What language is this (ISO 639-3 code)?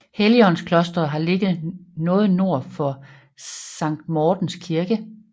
dan